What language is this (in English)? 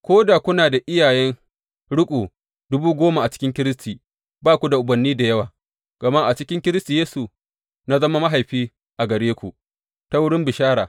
Hausa